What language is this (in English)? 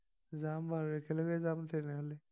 Assamese